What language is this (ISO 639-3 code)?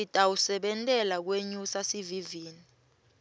ssw